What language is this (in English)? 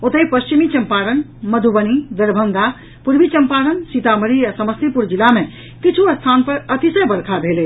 Maithili